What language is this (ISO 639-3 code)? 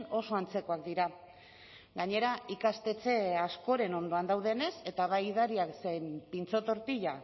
eus